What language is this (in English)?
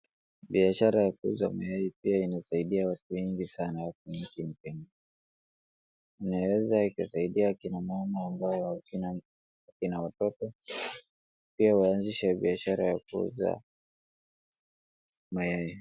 Swahili